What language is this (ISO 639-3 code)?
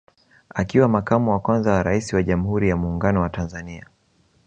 swa